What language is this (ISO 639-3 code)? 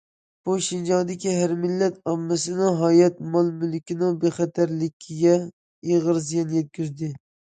uig